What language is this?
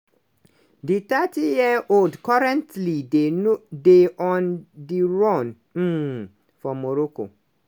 Nigerian Pidgin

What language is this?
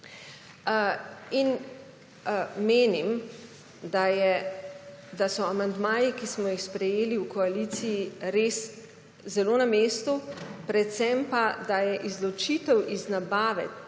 Slovenian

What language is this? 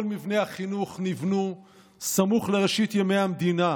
Hebrew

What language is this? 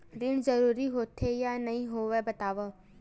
Chhattisgarhi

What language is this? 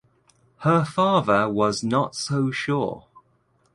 English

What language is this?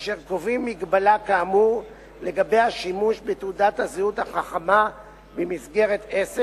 Hebrew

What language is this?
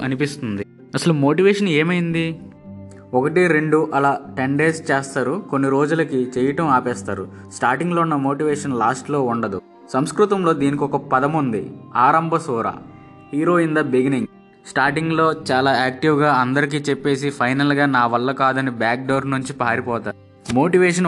Telugu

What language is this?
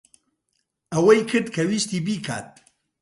Central Kurdish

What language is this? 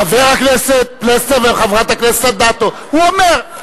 Hebrew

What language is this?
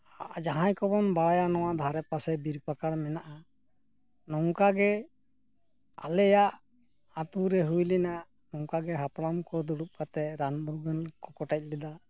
Santali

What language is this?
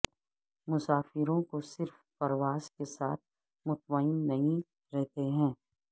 Urdu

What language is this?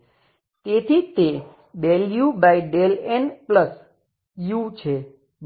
Gujarati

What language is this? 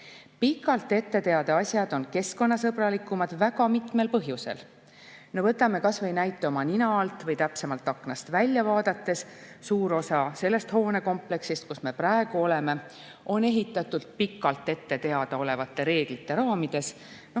Estonian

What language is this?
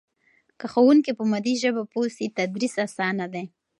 Pashto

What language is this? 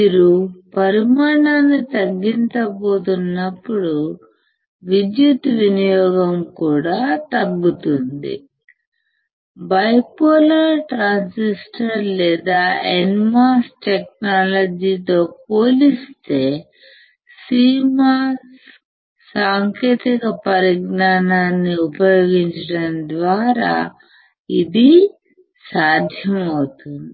Telugu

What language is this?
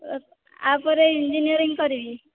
Odia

